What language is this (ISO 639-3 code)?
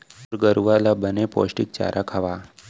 hne